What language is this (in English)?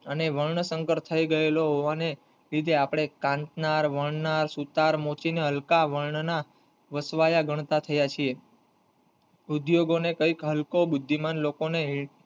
Gujarati